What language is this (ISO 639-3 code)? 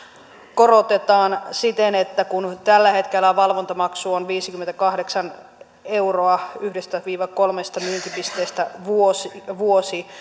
fin